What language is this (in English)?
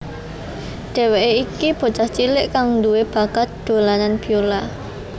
Javanese